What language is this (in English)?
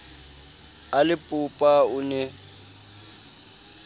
Southern Sotho